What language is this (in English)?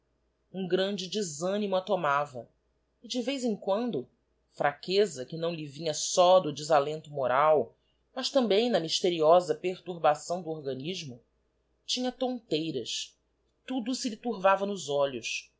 Portuguese